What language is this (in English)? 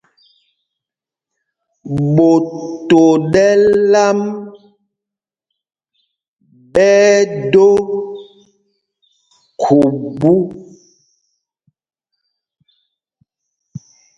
Mpumpong